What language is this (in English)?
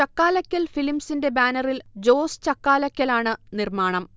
Malayalam